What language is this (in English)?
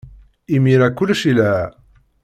Kabyle